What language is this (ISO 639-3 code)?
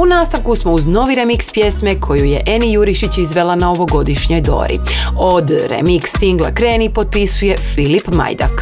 hrv